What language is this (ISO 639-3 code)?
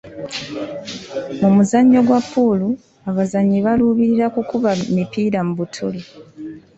lug